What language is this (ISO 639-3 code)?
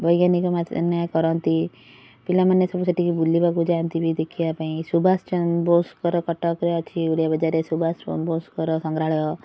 ori